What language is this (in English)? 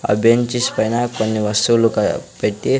Telugu